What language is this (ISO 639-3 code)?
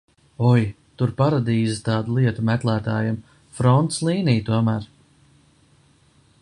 lav